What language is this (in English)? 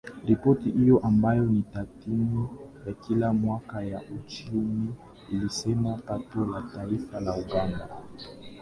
Swahili